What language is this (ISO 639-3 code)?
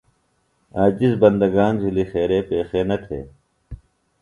phl